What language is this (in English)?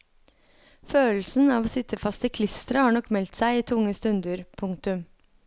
Norwegian